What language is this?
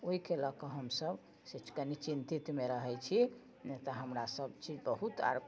Maithili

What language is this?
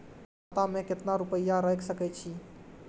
Maithili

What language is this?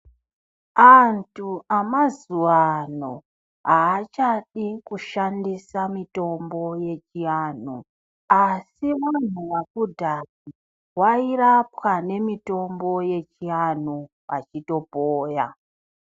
Ndau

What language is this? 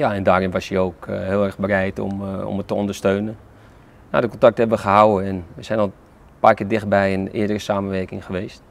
Dutch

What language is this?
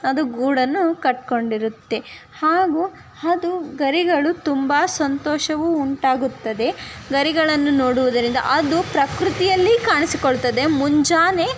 Kannada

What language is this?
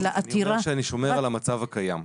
Hebrew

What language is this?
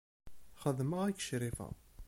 Kabyle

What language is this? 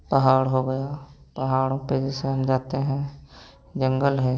Hindi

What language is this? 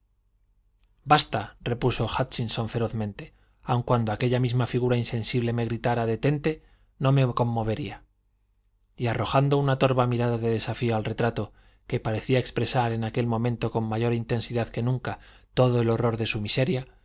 Spanish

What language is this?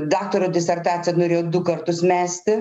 Lithuanian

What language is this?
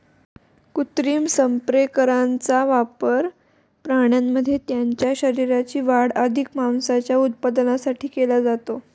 Marathi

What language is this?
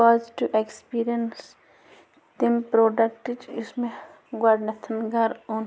Kashmiri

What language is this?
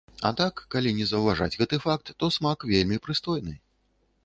Belarusian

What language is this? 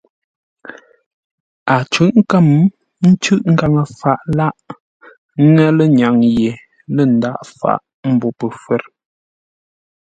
Ngombale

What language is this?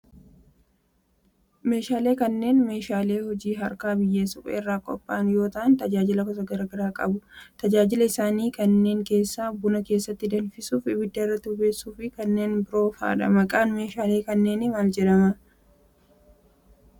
Oromo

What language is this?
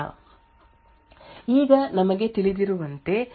Kannada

